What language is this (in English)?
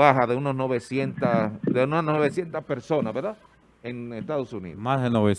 Spanish